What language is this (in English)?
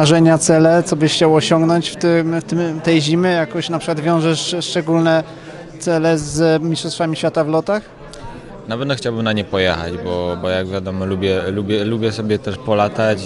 Polish